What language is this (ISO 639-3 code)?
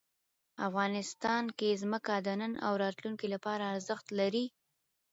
pus